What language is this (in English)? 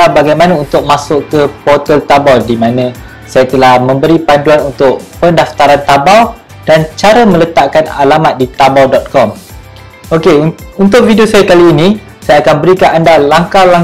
Malay